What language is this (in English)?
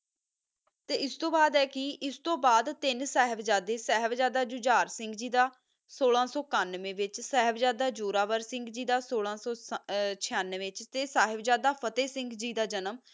Punjabi